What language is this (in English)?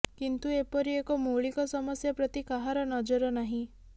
Odia